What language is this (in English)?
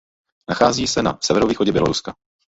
Czech